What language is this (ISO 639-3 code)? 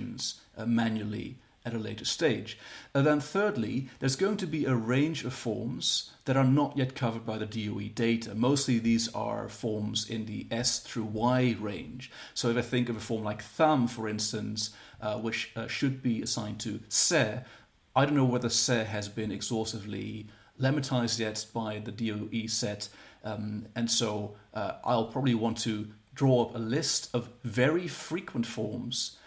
eng